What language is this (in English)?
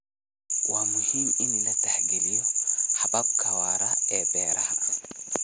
Somali